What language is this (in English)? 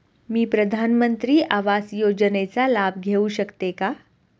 Marathi